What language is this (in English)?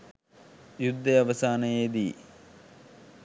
Sinhala